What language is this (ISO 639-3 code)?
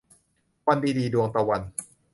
tha